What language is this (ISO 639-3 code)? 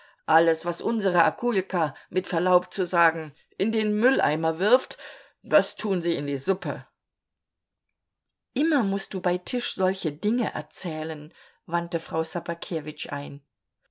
deu